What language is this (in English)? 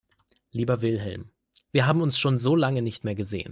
German